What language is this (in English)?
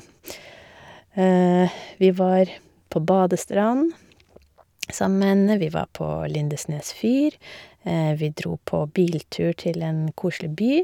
Norwegian